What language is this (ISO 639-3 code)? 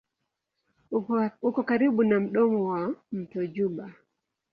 swa